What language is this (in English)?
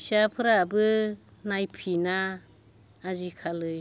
Bodo